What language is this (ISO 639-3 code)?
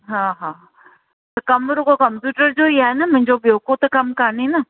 snd